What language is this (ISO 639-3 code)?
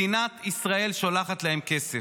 heb